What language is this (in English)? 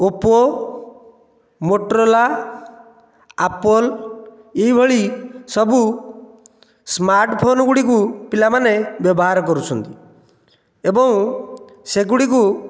Odia